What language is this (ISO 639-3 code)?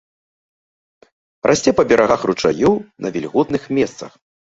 bel